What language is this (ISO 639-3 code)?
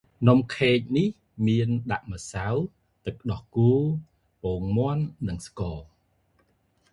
khm